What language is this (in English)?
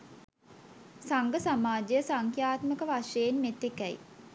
Sinhala